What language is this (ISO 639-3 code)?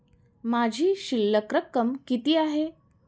mar